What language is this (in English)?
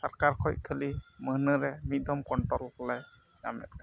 Santali